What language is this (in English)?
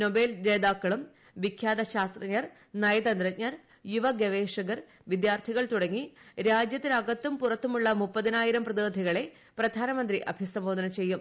Malayalam